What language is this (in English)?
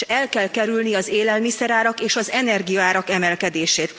Hungarian